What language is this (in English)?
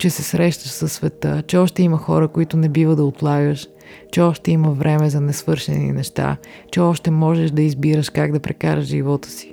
Bulgarian